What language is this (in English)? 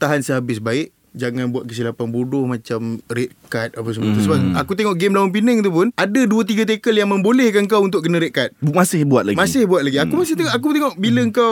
Malay